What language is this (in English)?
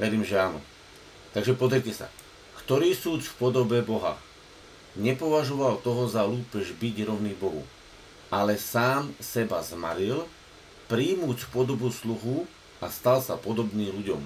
Slovak